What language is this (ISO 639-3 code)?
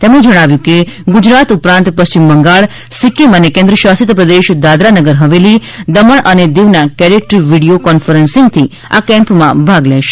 guj